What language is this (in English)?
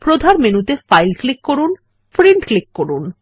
Bangla